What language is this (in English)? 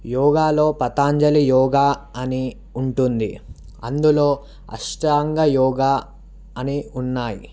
Telugu